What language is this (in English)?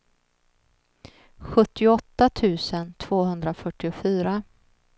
Swedish